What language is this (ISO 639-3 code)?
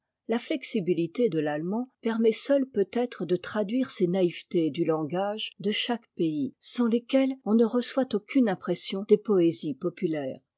fra